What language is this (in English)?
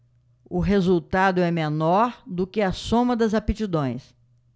Portuguese